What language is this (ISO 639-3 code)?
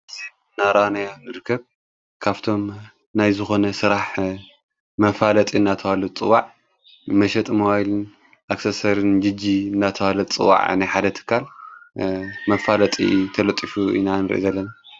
tir